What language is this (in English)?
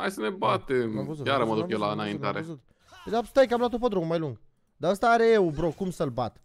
Romanian